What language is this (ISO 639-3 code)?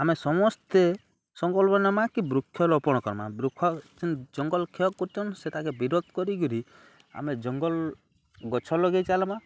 ori